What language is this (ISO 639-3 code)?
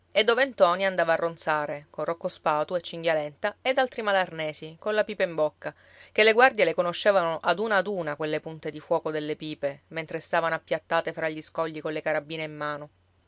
ita